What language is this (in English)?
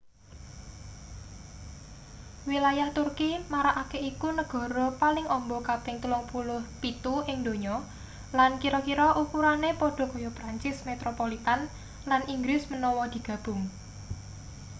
Javanese